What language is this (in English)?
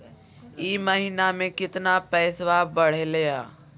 Magahi